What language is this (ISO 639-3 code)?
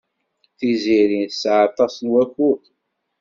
kab